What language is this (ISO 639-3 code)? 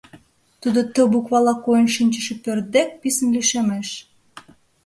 chm